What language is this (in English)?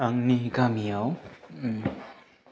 Bodo